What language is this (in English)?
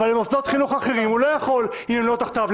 Hebrew